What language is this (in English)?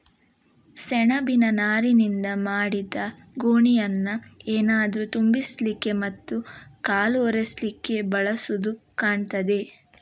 Kannada